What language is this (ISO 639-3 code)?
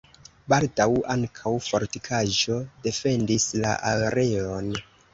epo